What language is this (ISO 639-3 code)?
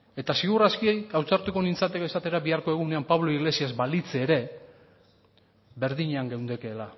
eus